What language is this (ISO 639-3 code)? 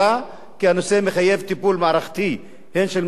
heb